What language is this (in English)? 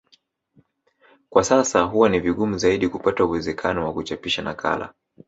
Swahili